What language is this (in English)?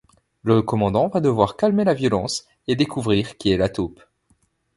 French